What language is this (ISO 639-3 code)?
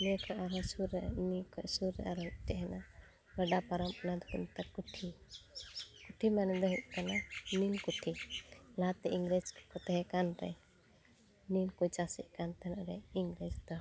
sat